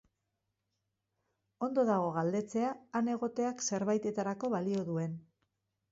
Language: Basque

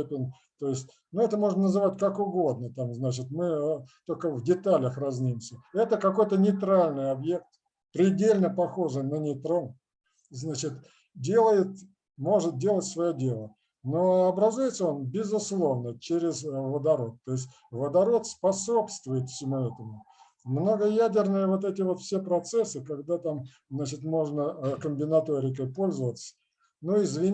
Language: Russian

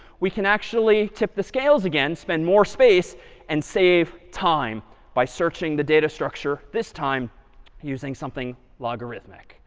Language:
English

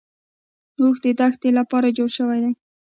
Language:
Pashto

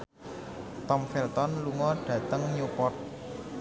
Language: Javanese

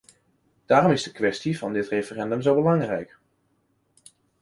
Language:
Dutch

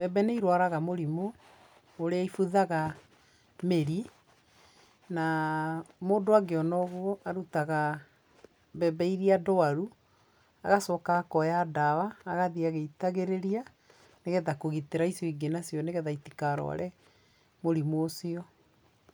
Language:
Kikuyu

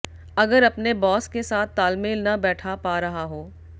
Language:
Hindi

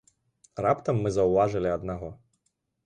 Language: Belarusian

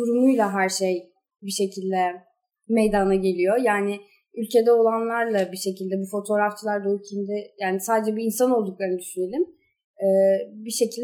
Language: Turkish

